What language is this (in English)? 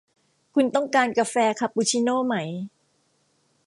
Thai